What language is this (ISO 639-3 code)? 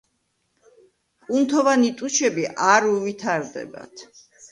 kat